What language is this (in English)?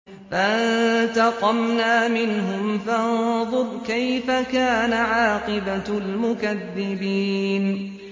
Arabic